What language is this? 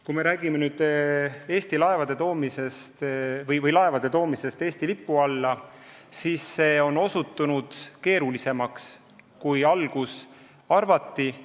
Estonian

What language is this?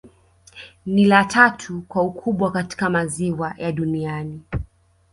Swahili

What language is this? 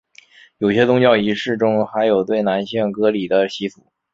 Chinese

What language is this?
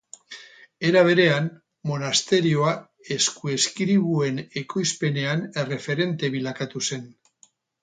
Basque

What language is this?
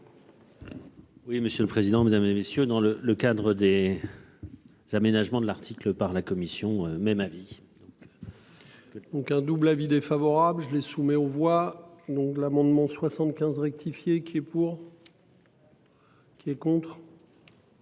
French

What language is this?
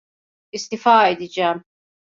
Turkish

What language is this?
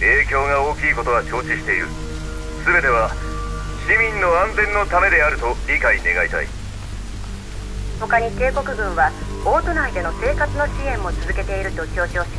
Japanese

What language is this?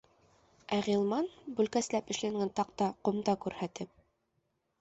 Bashkir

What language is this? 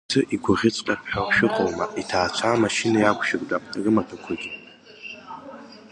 Abkhazian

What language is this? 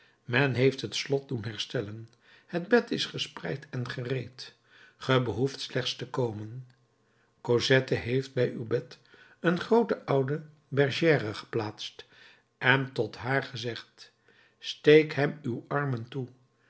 Dutch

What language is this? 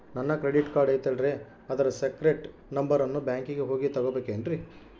Kannada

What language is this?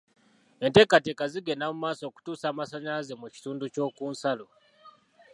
Ganda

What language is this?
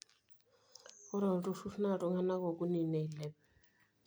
Masai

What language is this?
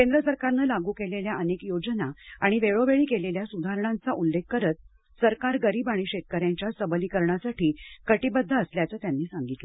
Marathi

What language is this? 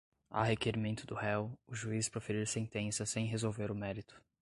Portuguese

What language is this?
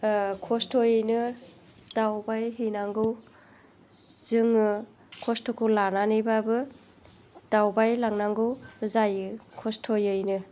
Bodo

